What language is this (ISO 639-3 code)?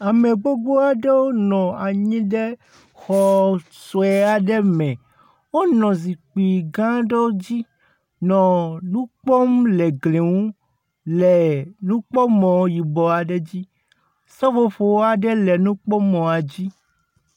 ewe